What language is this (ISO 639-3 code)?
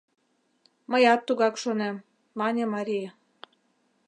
chm